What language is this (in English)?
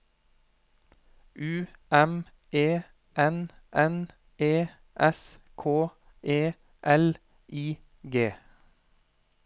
Norwegian